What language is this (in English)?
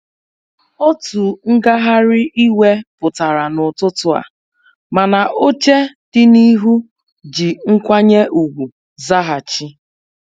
Igbo